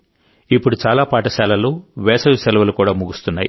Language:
Telugu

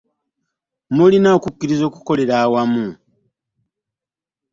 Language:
Ganda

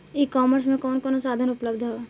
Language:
Bhojpuri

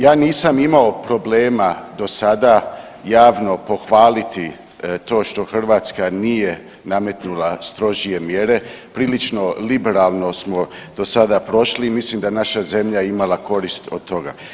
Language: Croatian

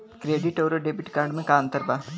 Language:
Bhojpuri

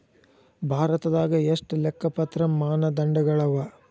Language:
Kannada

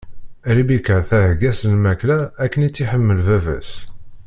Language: Kabyle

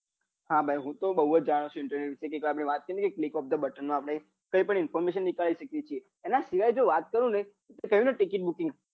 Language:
Gujarati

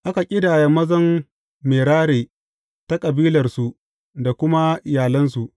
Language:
Hausa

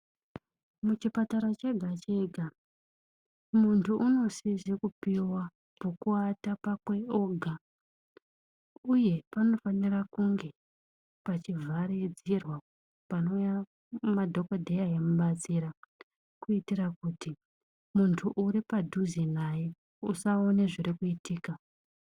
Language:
Ndau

